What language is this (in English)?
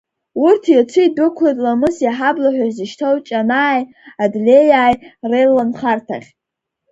Abkhazian